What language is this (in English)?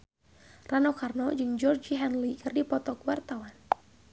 Sundanese